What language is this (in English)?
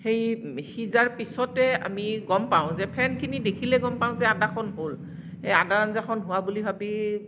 Assamese